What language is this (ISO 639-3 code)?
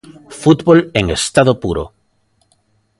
glg